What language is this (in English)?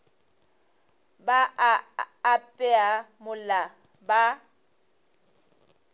Northern Sotho